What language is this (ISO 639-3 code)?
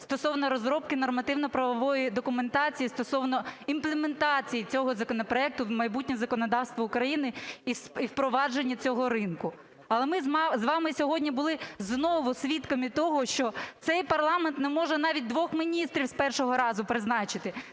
ukr